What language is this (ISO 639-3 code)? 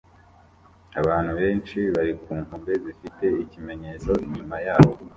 kin